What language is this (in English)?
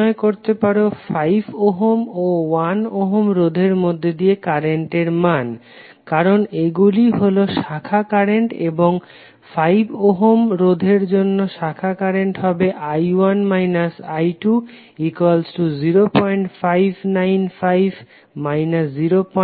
Bangla